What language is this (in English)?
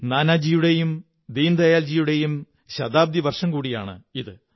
Malayalam